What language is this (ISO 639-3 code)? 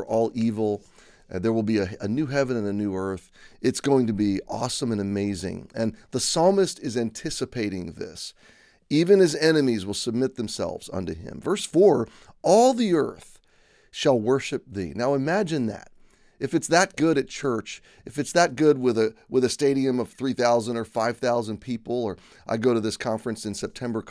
eng